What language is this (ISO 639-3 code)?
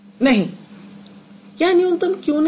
hin